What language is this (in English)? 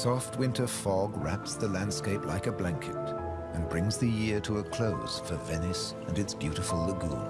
English